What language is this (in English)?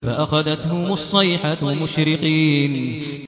Arabic